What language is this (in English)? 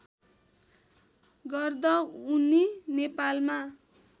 Nepali